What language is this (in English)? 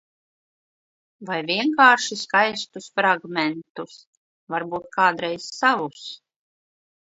Latvian